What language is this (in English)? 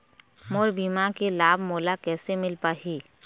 Chhattisgarhi